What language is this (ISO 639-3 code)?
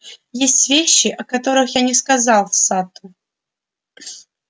rus